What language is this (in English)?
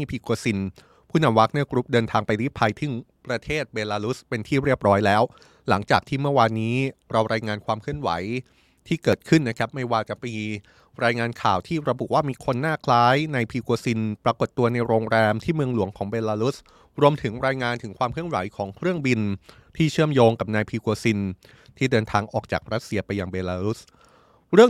Thai